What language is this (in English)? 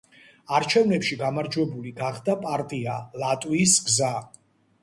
Georgian